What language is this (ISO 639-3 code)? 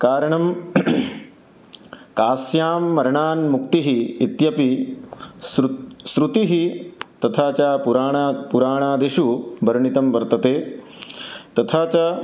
san